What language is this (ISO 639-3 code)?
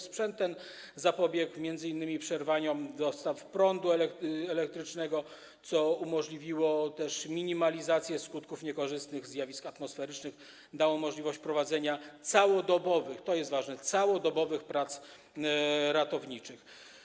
pol